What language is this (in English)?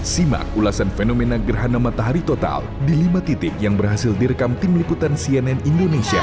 Indonesian